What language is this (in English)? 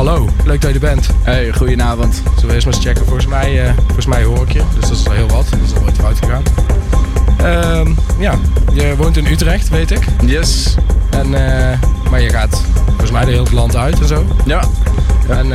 Dutch